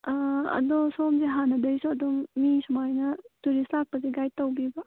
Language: Manipuri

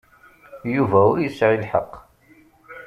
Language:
Kabyle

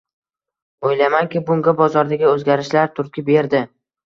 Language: Uzbek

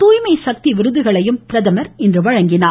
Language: Tamil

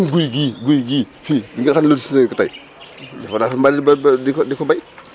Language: Wolof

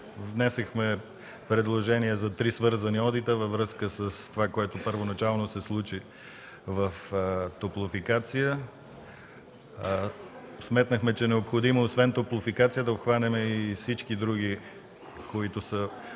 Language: Bulgarian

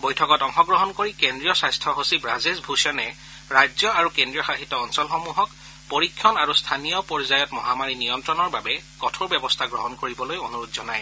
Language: Assamese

